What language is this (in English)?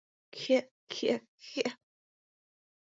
Mari